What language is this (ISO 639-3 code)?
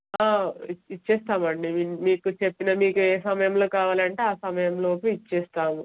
tel